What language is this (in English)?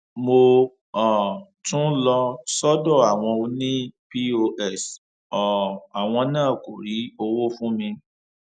Yoruba